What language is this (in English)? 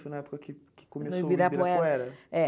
Portuguese